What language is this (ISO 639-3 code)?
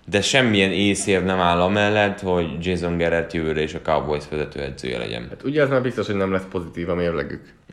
hun